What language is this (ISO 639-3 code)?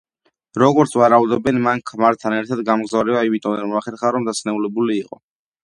kat